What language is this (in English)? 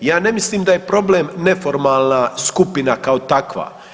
Croatian